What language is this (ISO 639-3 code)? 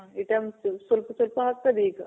kan